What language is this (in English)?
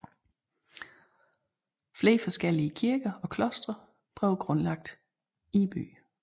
Danish